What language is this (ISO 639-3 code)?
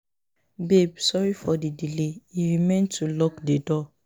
pcm